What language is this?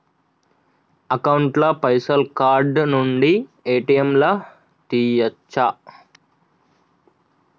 Telugu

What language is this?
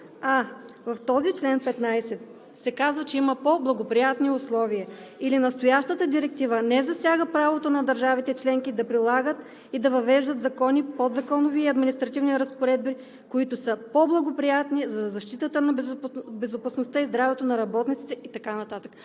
Bulgarian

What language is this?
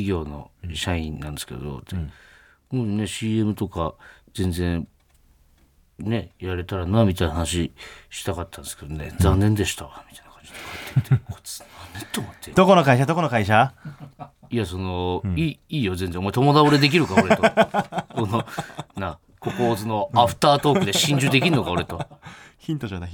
Japanese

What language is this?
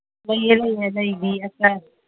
Manipuri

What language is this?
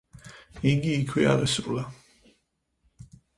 Georgian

